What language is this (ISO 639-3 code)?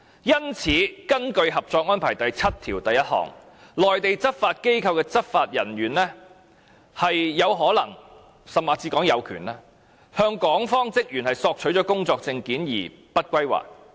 yue